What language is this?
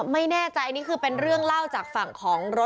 Thai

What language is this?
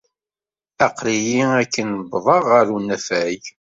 Kabyle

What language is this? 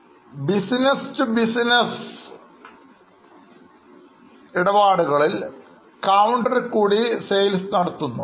Malayalam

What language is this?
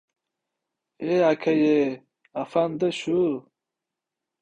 Uzbek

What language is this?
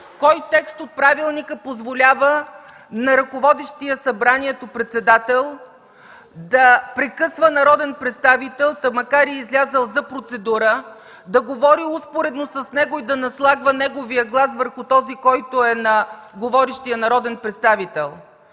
Bulgarian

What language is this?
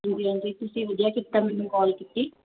Punjabi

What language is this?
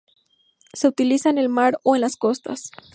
Spanish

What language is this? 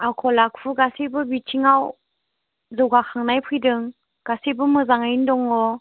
Bodo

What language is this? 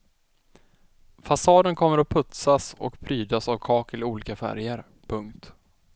Swedish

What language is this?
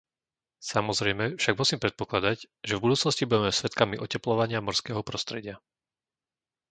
Slovak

